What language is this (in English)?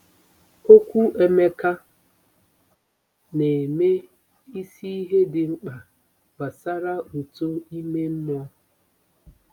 Igbo